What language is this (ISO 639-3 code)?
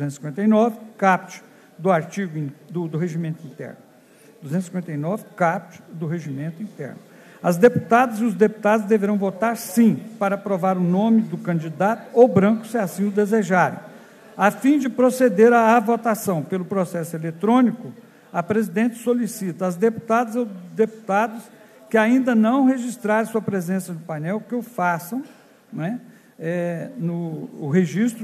por